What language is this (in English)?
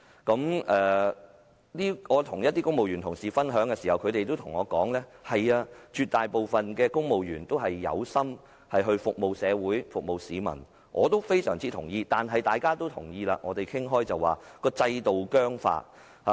Cantonese